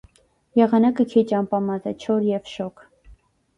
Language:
Armenian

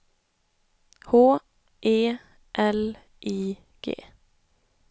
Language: Swedish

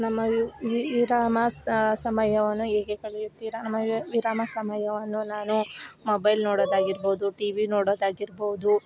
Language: Kannada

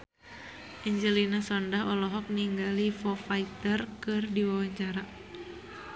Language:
Sundanese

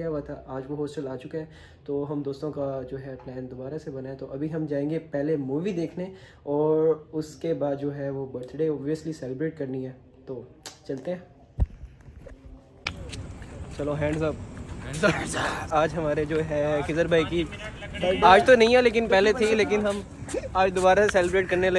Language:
Hindi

